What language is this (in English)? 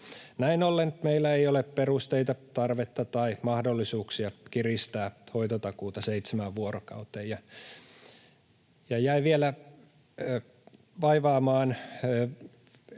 Finnish